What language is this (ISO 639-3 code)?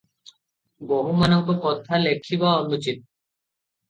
ori